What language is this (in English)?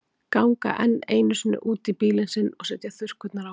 Icelandic